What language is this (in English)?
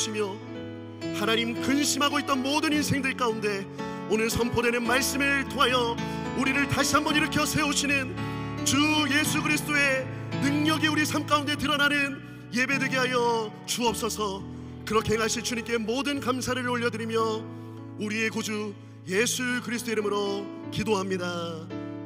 Korean